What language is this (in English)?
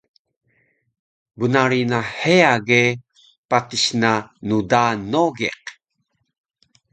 Taroko